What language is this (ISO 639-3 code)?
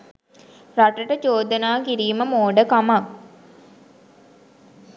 sin